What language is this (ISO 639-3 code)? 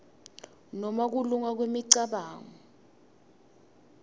ssw